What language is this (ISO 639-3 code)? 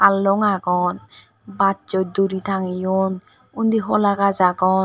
ccp